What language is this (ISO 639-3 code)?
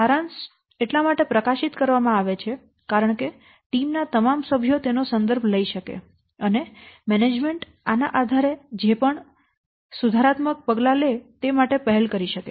guj